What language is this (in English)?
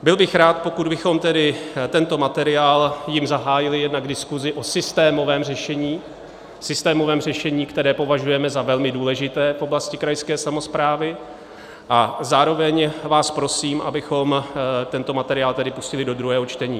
Czech